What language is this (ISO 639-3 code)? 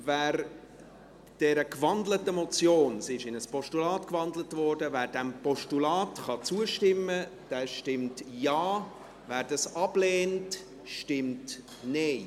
gsw